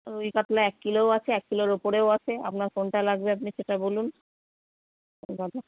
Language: Bangla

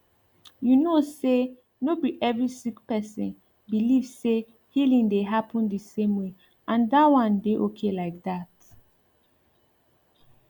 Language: Nigerian Pidgin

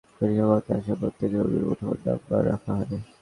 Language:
Bangla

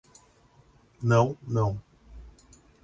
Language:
Portuguese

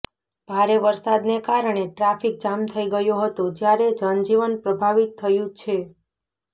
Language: Gujarati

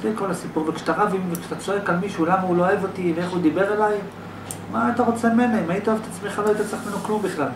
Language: Hebrew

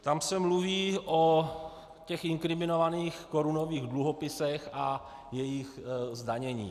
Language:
Czech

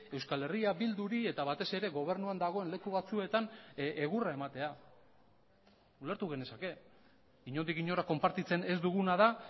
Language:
Basque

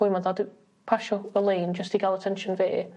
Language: Welsh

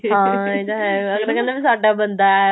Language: Punjabi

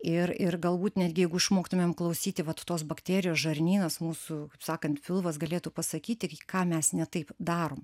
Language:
Lithuanian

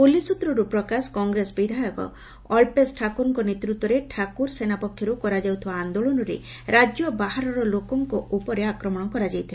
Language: Odia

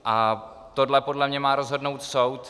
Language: Czech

